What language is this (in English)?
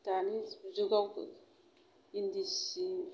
Bodo